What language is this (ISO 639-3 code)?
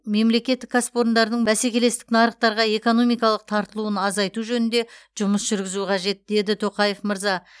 kaz